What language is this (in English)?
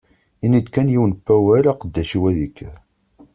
Kabyle